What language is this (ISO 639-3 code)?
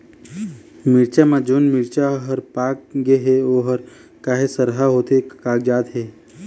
hne